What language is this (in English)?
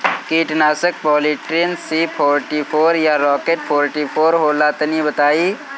Bhojpuri